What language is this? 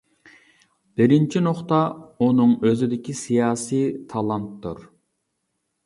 Uyghur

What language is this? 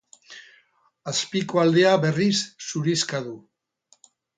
Basque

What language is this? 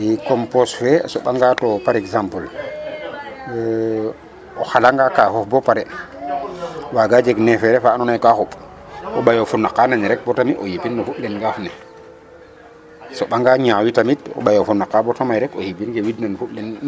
Serer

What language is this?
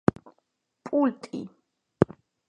Georgian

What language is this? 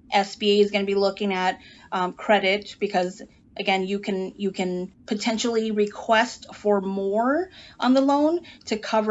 English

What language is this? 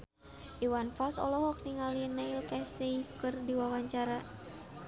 Sundanese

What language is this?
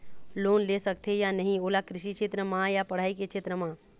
Chhattisgarhi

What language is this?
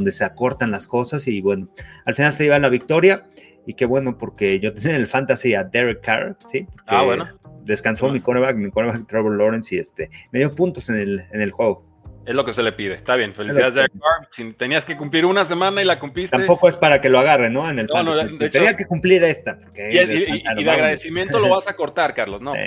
Spanish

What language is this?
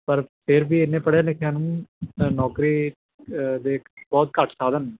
Punjabi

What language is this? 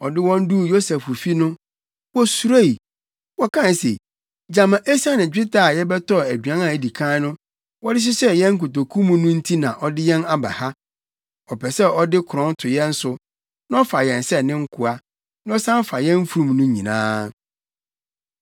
Akan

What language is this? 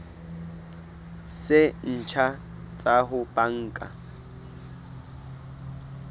Southern Sotho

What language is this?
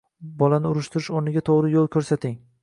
Uzbek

